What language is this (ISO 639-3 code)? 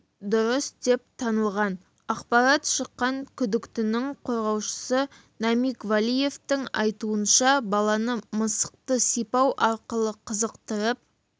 kaz